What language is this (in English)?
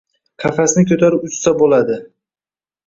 Uzbek